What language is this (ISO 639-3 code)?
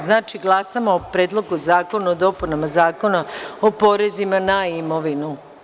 srp